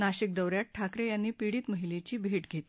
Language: Marathi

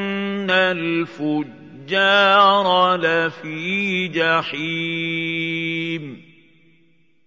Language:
Arabic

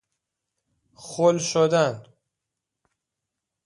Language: Persian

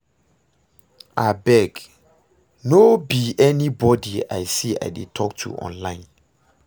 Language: Nigerian Pidgin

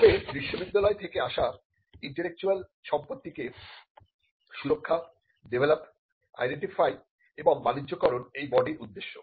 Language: Bangla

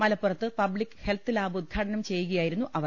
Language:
Malayalam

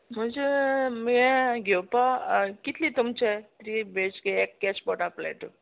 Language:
Konkani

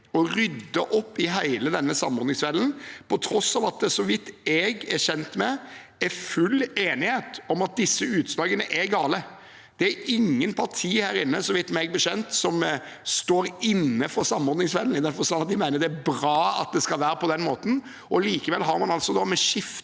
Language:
Norwegian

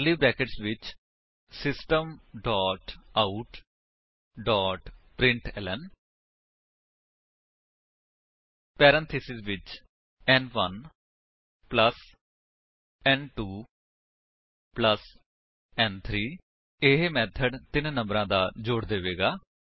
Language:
Punjabi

